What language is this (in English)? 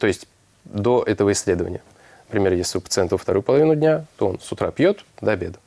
Russian